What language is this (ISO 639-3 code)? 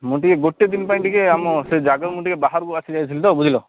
ori